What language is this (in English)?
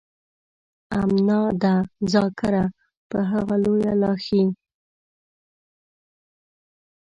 Pashto